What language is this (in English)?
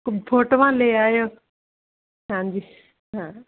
Punjabi